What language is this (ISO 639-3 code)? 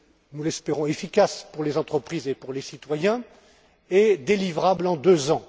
fra